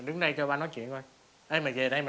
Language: Vietnamese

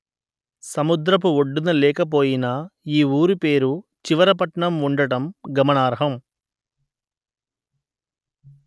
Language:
Telugu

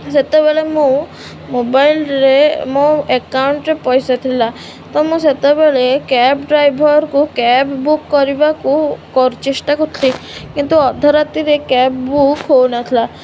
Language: Odia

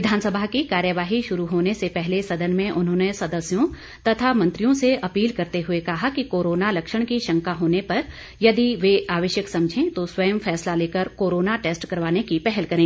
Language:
Hindi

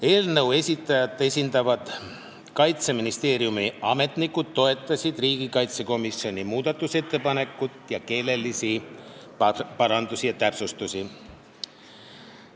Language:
Estonian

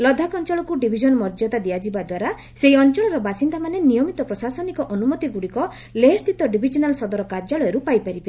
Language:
Odia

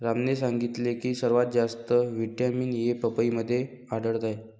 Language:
Marathi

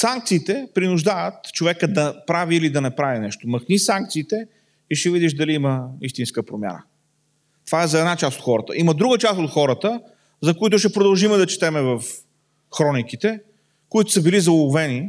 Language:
Bulgarian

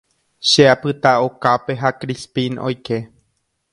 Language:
Guarani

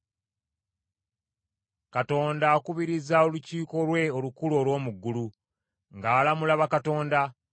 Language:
Ganda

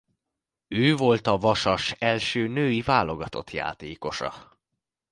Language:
Hungarian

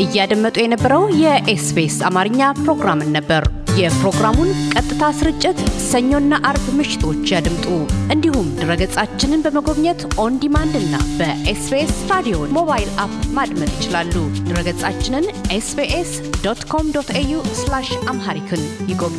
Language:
Amharic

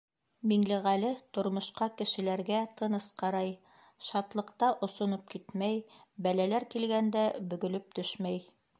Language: Bashkir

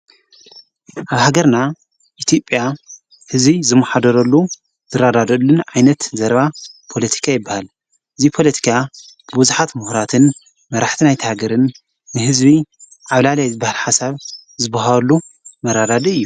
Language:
Tigrinya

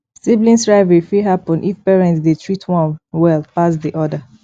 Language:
Nigerian Pidgin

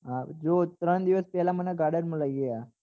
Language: Gujarati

